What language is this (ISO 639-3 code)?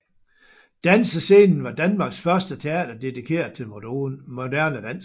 dan